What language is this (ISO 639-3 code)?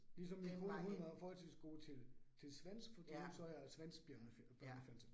dan